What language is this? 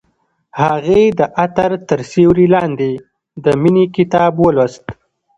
Pashto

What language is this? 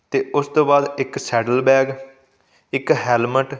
Punjabi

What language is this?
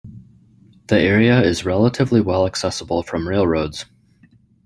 English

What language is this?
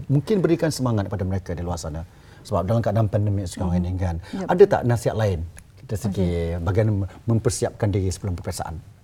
Malay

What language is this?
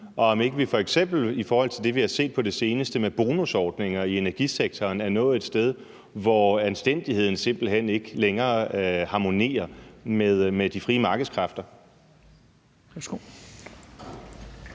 Danish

